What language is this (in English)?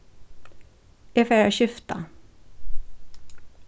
Faroese